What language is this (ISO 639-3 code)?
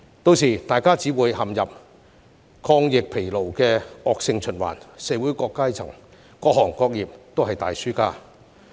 yue